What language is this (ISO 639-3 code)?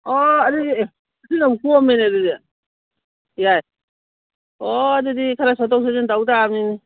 mni